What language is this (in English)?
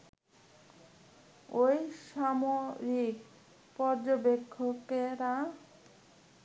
Bangla